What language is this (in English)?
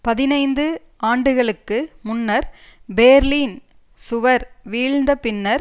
Tamil